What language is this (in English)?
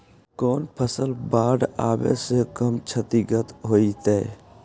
Magahi